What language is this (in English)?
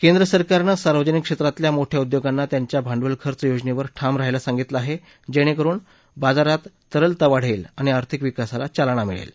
Marathi